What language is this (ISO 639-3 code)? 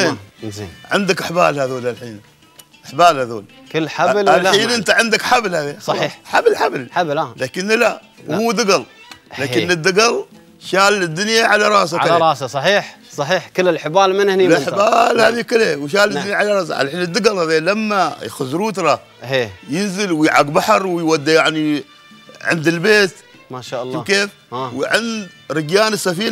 ara